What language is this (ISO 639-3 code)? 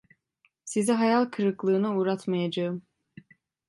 tur